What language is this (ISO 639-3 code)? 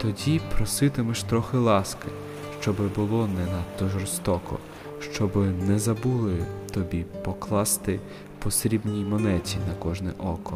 ukr